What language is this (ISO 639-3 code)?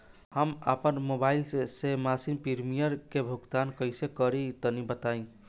bho